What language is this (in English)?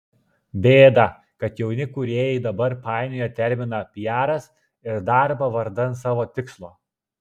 Lithuanian